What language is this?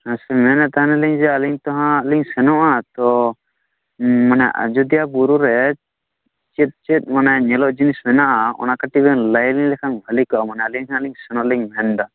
Santali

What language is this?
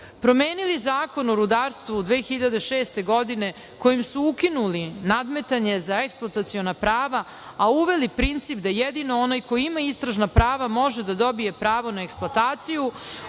Serbian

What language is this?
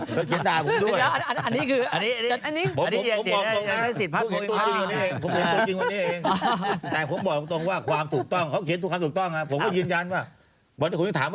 Thai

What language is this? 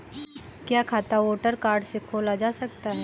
Hindi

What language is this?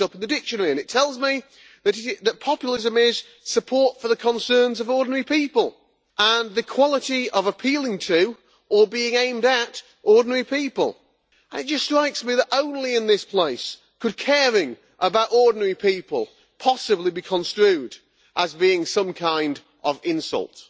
English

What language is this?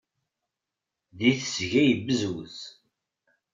Kabyle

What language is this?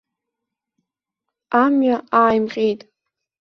Abkhazian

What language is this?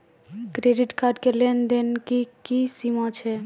Maithili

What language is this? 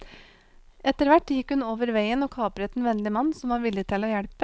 Norwegian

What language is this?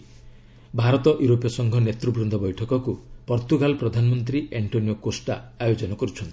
Odia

